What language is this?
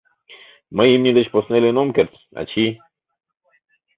Mari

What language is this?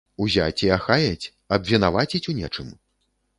Belarusian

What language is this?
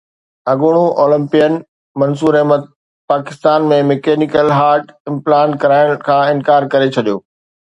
Sindhi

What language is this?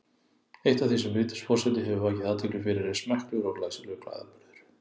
Icelandic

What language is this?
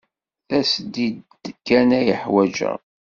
Kabyle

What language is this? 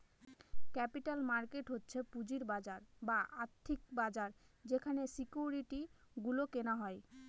Bangla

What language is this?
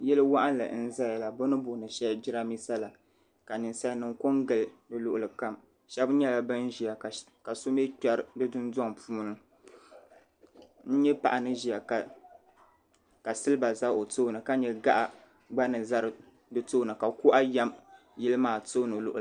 Dagbani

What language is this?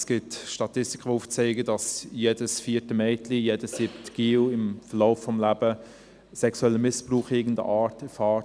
Swiss German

